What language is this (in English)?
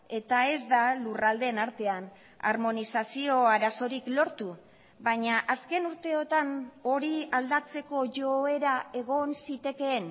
Basque